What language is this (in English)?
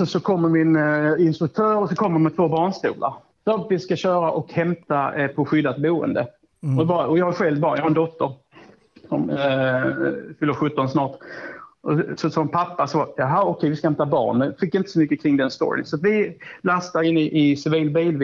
Swedish